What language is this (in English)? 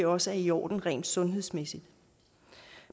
Danish